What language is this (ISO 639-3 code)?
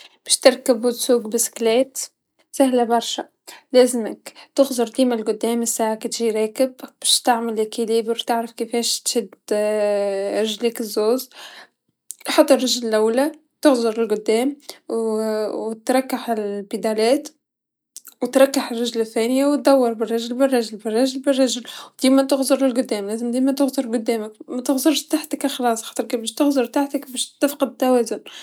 aeb